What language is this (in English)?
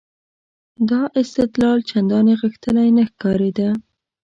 Pashto